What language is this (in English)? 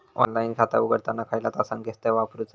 Marathi